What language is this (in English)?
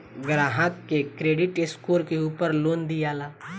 Bhojpuri